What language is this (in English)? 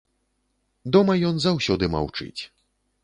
Belarusian